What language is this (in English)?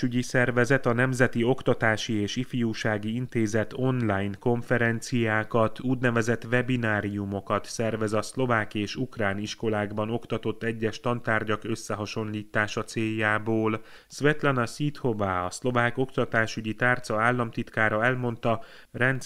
Hungarian